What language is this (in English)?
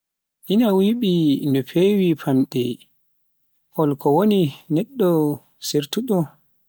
Pular